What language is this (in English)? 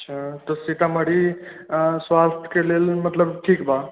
Maithili